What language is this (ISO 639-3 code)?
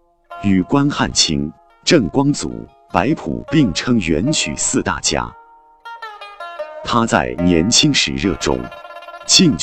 zho